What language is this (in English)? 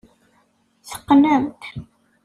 Kabyle